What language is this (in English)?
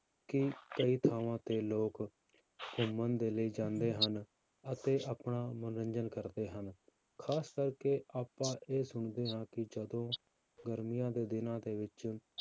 Punjabi